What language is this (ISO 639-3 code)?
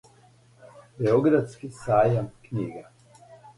srp